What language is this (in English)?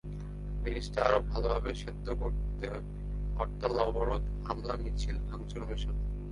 Bangla